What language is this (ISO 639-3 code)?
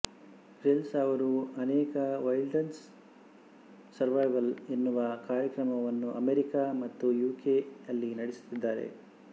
kan